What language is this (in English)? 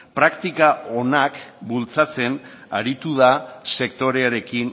Basque